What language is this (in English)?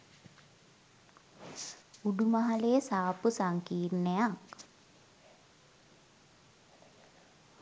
Sinhala